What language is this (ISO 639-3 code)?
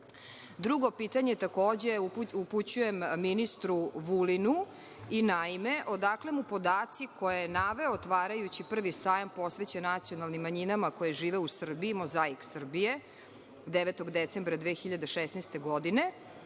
srp